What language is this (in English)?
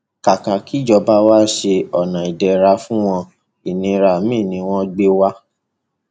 Yoruba